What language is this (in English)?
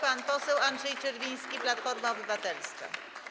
Polish